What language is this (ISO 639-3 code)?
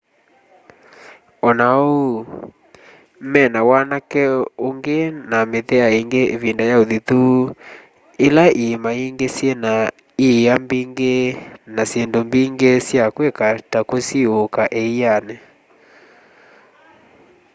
kam